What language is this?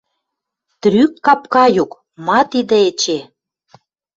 Western Mari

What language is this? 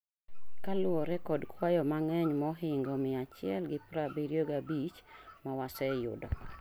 Luo (Kenya and Tanzania)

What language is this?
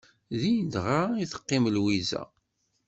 Kabyle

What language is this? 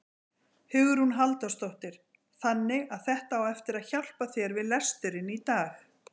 Icelandic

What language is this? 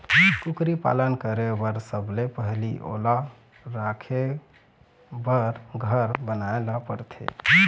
Chhattisgarhi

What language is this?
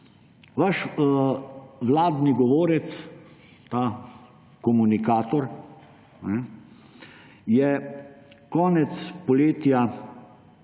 Slovenian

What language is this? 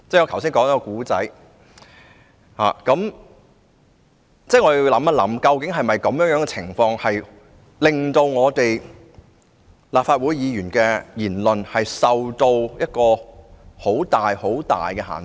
Cantonese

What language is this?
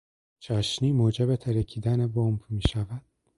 Persian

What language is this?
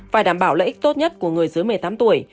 Vietnamese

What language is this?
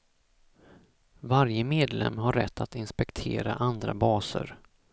Swedish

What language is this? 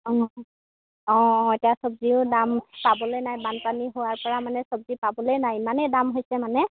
Assamese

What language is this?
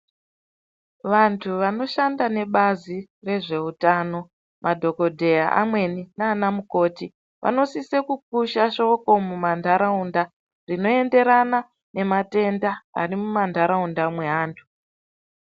Ndau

